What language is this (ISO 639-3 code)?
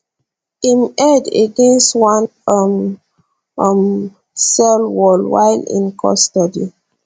pcm